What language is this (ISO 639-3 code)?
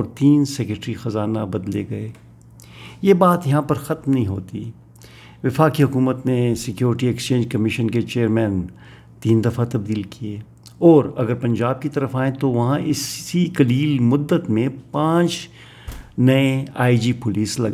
urd